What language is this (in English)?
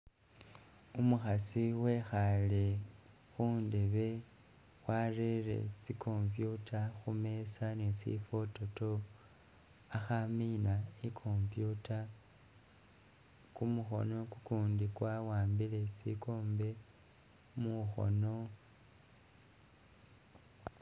Masaaba